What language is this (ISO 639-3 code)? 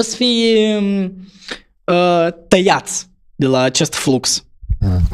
ron